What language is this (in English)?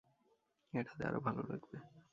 Bangla